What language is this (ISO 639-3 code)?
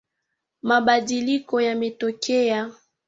swa